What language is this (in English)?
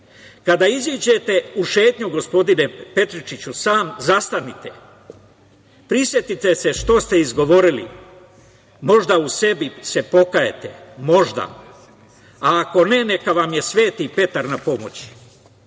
Serbian